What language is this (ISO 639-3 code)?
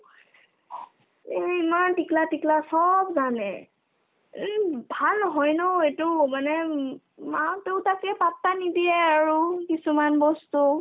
asm